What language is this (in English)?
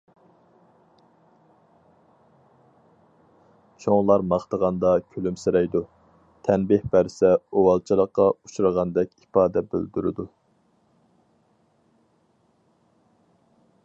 Uyghur